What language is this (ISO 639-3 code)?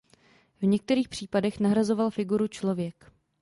ces